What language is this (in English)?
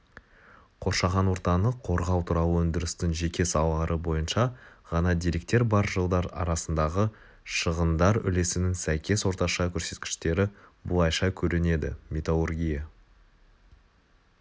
Kazakh